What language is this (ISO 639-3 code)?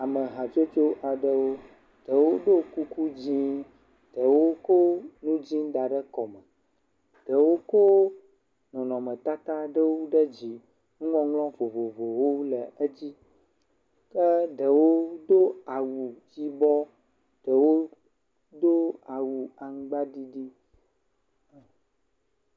ewe